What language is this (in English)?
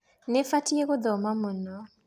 Kikuyu